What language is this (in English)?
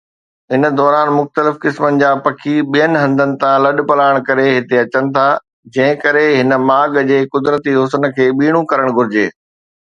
Sindhi